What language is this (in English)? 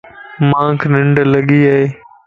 Lasi